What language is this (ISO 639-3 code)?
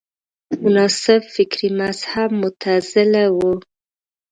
pus